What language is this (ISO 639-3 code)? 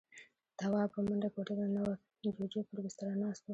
pus